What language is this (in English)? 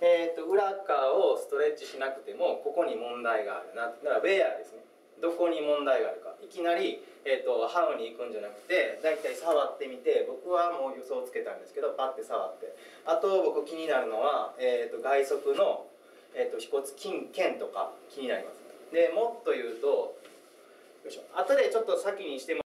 Japanese